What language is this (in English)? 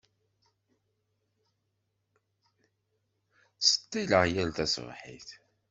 Kabyle